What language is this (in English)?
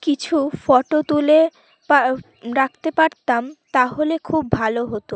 Bangla